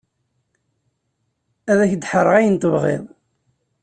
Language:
Kabyle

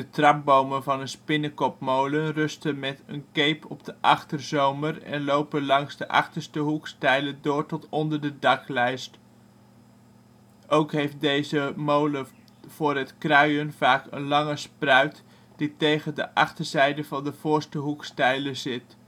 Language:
Dutch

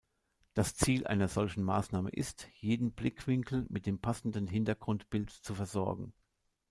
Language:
German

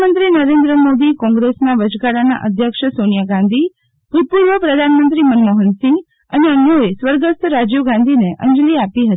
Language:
Gujarati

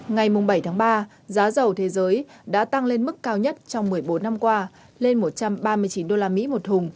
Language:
Vietnamese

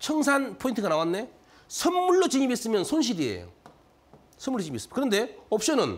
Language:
Korean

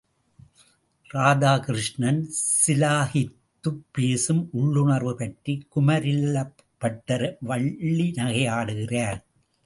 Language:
Tamil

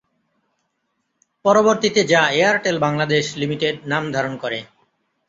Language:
Bangla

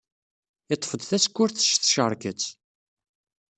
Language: Kabyle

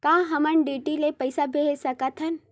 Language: Chhattisgarhi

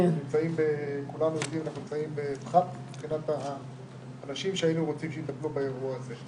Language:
Hebrew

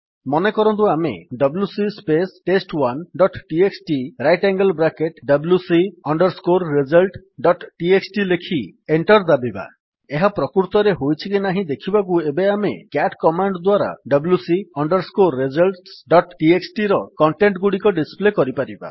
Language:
Odia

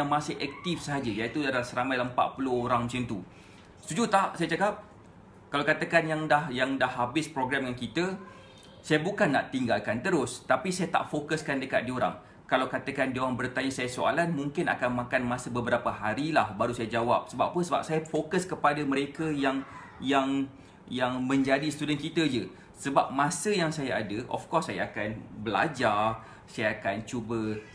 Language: Malay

